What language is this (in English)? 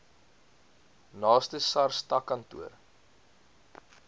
Afrikaans